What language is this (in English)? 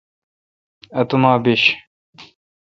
Kalkoti